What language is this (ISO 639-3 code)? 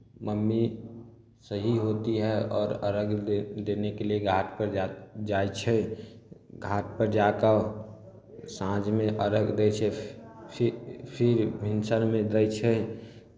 mai